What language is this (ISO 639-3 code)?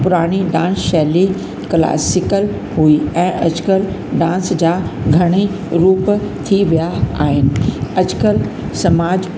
snd